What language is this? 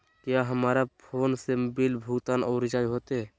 Magahi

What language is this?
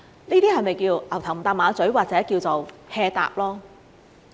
Cantonese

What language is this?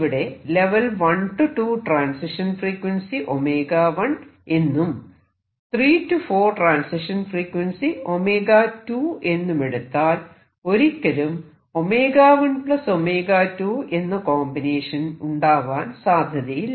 Malayalam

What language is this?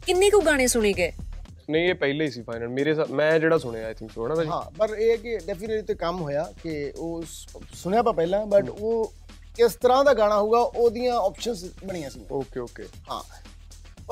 Punjabi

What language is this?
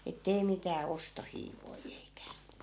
Finnish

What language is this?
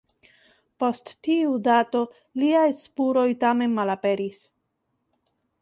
Esperanto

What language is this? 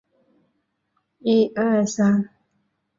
Chinese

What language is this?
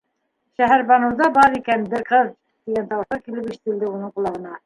Bashkir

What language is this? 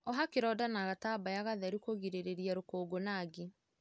Kikuyu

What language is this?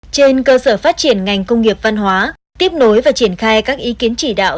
Vietnamese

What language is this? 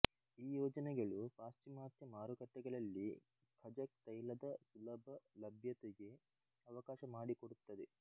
Kannada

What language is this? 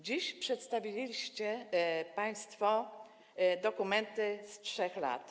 Polish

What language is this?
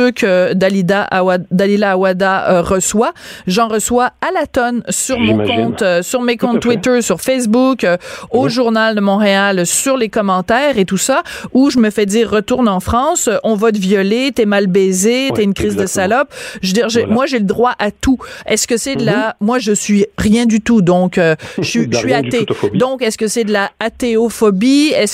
French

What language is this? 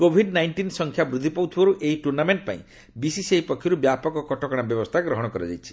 Odia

